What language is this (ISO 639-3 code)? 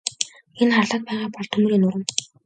mon